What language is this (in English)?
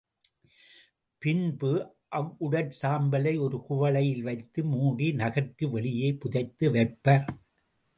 Tamil